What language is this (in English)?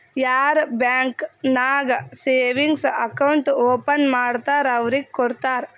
Kannada